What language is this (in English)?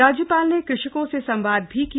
Hindi